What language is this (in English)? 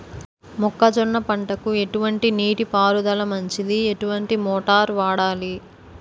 Telugu